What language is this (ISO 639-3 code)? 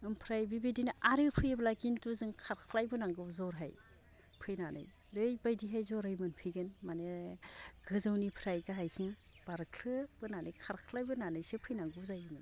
brx